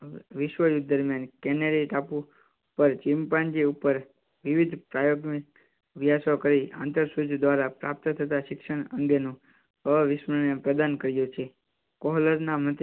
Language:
Gujarati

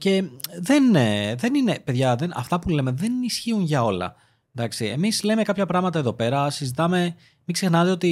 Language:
Greek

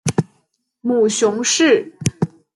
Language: Chinese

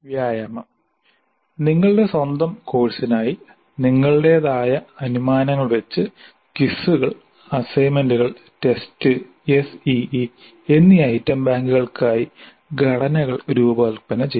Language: Malayalam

